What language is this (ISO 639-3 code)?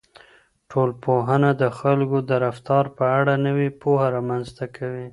pus